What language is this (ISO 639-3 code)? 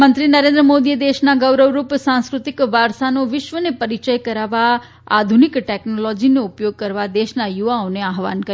guj